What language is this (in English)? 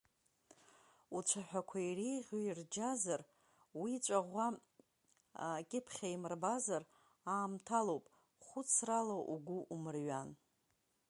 Abkhazian